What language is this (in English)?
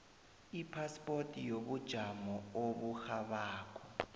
South Ndebele